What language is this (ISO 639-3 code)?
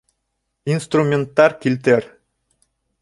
bak